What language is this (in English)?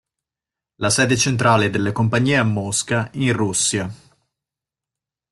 Italian